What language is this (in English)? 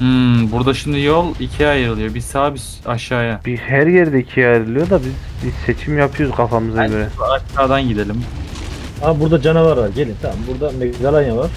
Turkish